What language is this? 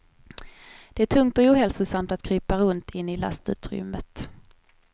Swedish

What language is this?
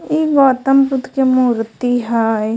Magahi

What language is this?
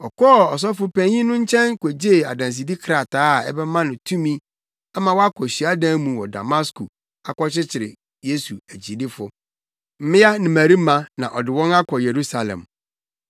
Akan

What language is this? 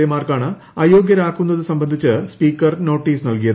Malayalam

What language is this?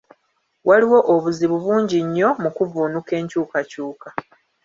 Ganda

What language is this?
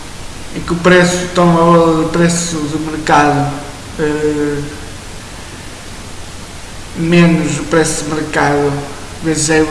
Portuguese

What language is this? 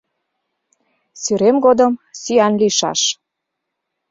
Mari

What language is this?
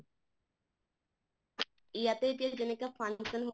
Assamese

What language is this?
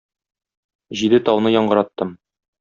Tatar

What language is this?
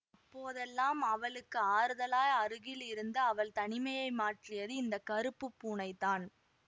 Tamil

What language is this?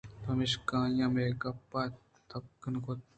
Eastern Balochi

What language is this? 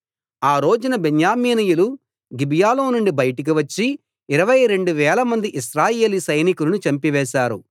Telugu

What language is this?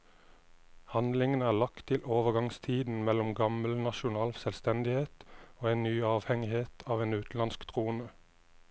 Norwegian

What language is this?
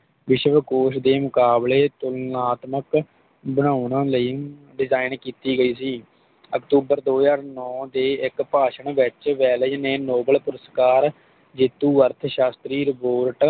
Punjabi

